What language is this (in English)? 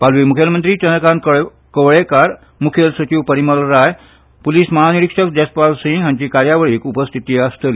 Konkani